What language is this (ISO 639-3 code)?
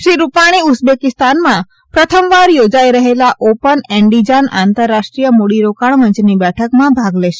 guj